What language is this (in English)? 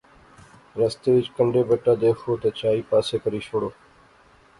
Pahari-Potwari